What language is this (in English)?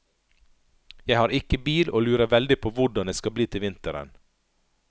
Norwegian